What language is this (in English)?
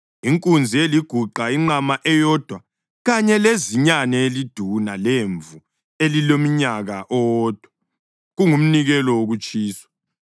North Ndebele